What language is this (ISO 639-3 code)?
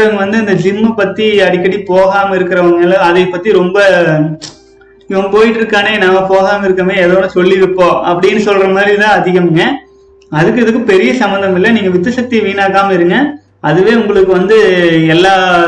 tam